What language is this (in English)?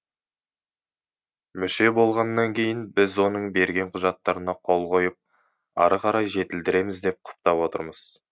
Kazakh